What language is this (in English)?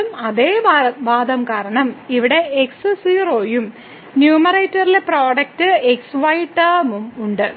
Malayalam